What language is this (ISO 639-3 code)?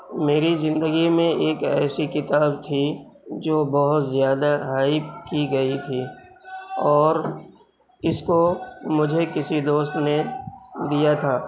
urd